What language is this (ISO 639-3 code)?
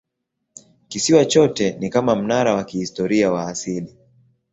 swa